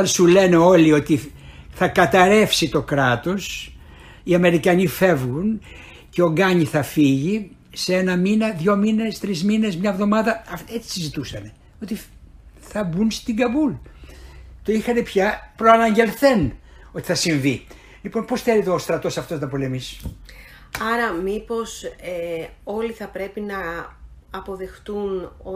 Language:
Greek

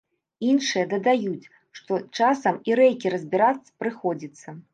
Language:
Belarusian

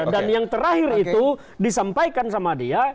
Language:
Indonesian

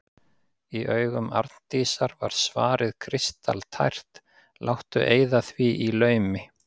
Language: Icelandic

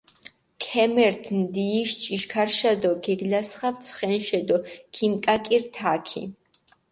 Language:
Mingrelian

